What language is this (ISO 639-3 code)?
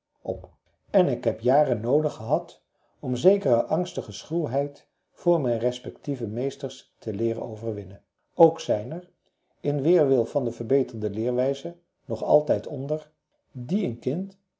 nld